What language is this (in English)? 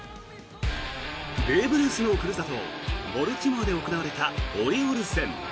Japanese